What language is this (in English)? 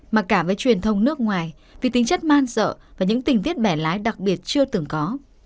Vietnamese